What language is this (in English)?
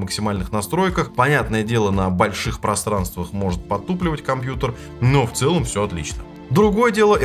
Russian